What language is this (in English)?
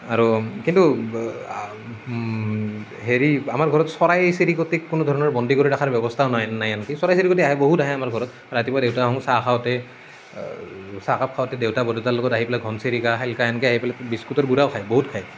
Assamese